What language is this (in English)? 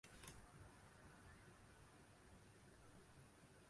Uzbek